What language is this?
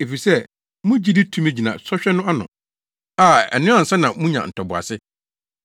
Akan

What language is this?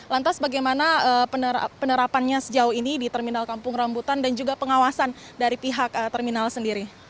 Indonesian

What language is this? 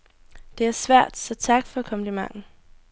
Danish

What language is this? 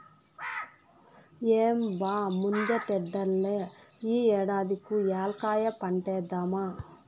Telugu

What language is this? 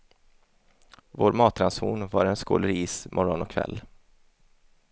Swedish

